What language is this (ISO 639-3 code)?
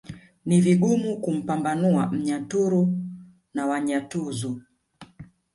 swa